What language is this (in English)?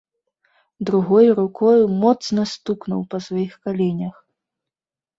Belarusian